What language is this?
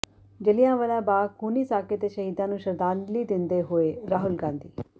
Punjabi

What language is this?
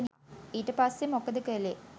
Sinhala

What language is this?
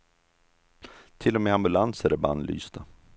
Swedish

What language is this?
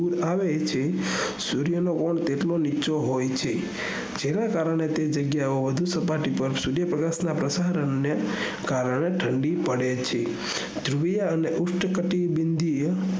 Gujarati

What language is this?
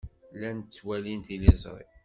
Kabyle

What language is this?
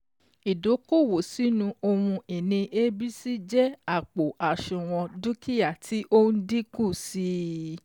Yoruba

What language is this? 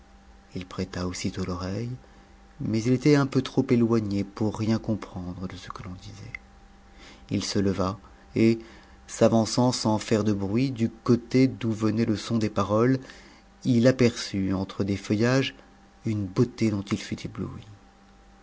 French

